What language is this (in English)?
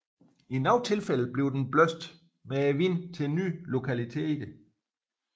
Danish